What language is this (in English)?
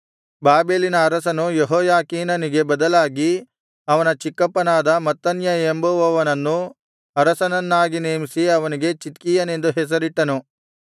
Kannada